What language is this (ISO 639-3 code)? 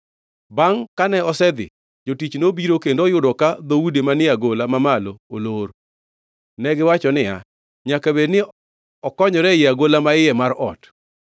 luo